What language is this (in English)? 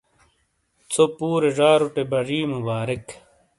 Shina